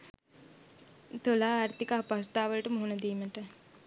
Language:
Sinhala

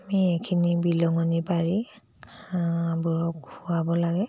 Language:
Assamese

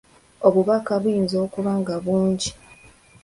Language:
Ganda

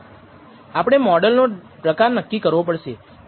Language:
Gujarati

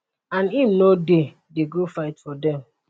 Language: Nigerian Pidgin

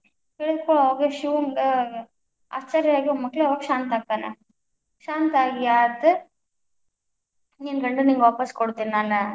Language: Kannada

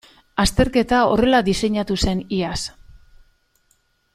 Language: Basque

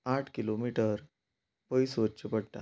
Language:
Konkani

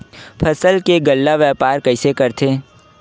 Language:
Chhattisgarhi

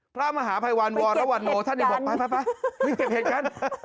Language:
Thai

